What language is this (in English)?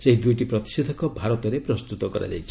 Odia